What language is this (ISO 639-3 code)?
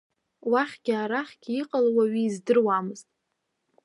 abk